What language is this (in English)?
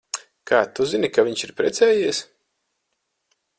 Latvian